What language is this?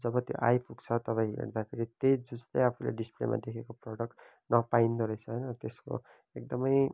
Nepali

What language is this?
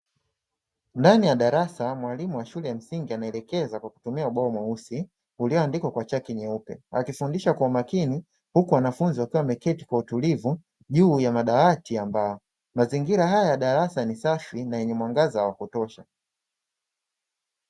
Swahili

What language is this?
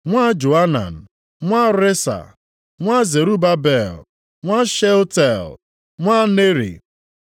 Igbo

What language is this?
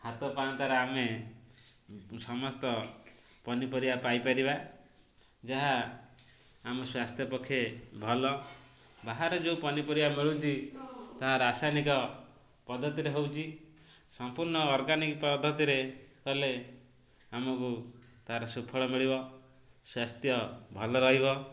Odia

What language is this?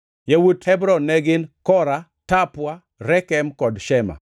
Luo (Kenya and Tanzania)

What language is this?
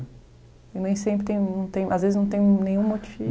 Portuguese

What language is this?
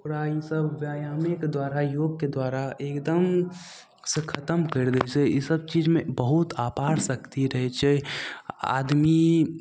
Maithili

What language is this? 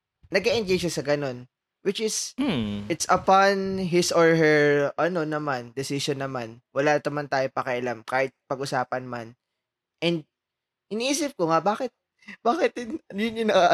Filipino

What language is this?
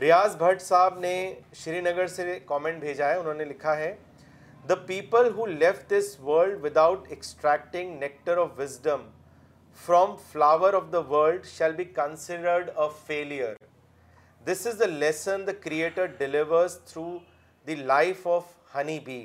Urdu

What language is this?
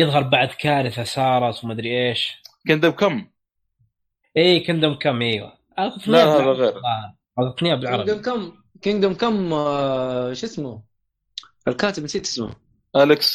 Arabic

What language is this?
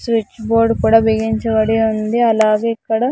Telugu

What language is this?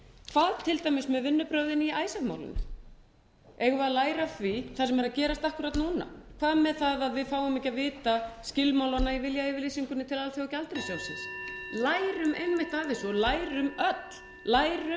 Icelandic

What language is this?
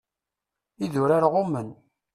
Kabyle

